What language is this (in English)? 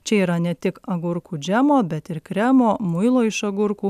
Lithuanian